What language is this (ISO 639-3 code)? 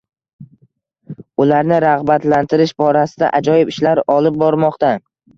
uzb